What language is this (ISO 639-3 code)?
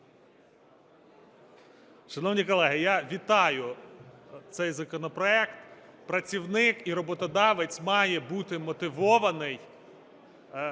ukr